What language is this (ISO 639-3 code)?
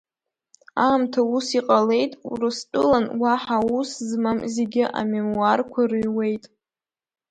abk